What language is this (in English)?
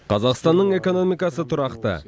Kazakh